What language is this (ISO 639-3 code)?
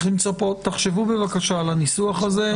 heb